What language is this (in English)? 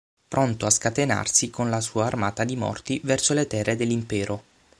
Italian